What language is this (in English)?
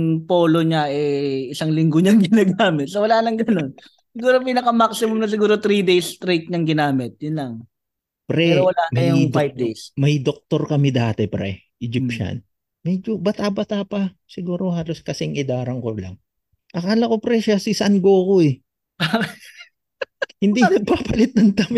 Filipino